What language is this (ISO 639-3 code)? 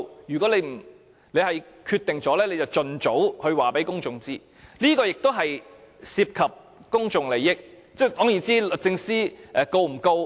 yue